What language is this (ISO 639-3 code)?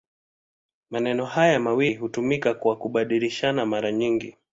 swa